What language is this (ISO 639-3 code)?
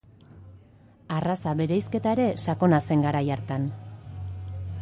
eus